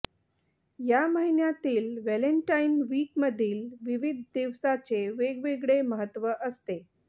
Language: Marathi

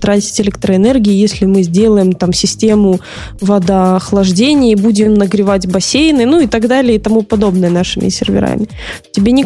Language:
Russian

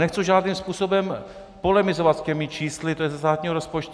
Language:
Czech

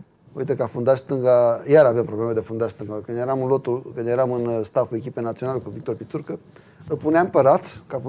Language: Romanian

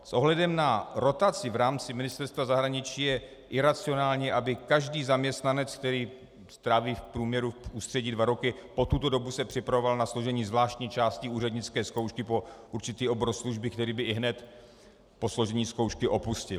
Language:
Czech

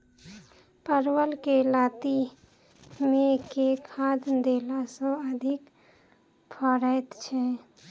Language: Maithili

